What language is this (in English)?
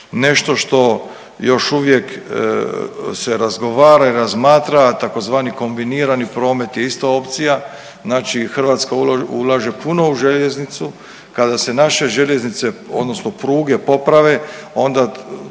Croatian